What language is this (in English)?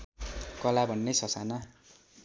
Nepali